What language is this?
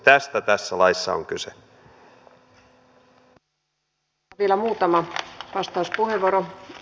Finnish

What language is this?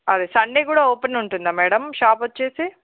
Telugu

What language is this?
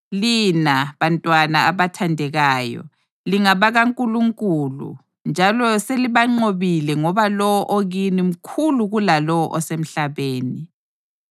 North Ndebele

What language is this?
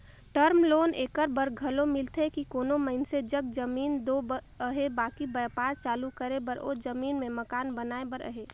Chhattisgarhi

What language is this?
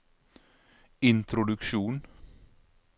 Norwegian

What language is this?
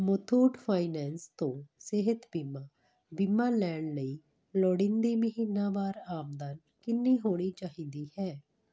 Punjabi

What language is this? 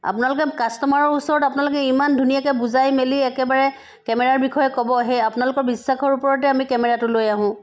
Assamese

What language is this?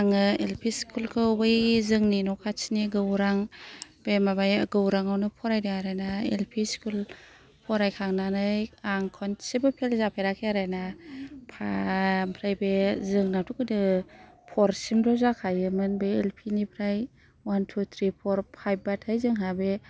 Bodo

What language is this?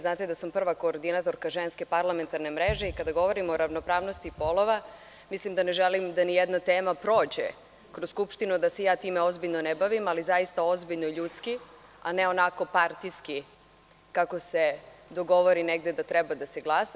Serbian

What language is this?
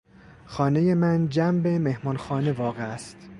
Persian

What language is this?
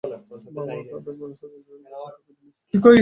Bangla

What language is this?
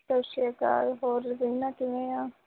Punjabi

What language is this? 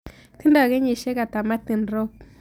Kalenjin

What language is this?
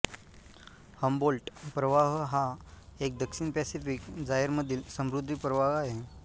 Marathi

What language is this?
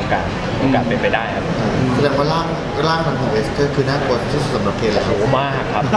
Thai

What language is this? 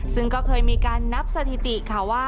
Thai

